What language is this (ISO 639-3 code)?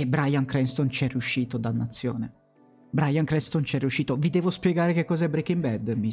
ita